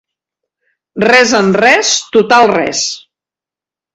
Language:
Catalan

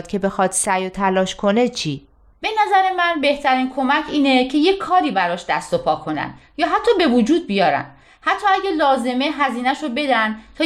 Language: Persian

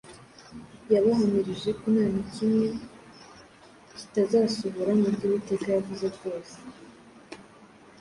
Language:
Kinyarwanda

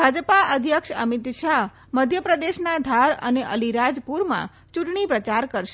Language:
Gujarati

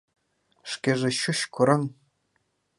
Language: Mari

